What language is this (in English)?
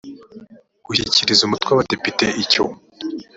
Kinyarwanda